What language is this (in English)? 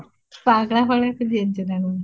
Odia